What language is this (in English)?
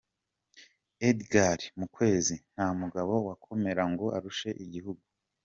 Kinyarwanda